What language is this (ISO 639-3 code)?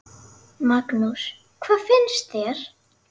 isl